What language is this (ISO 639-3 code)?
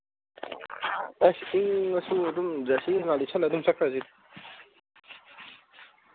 mni